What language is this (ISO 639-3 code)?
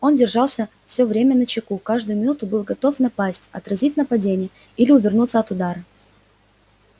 rus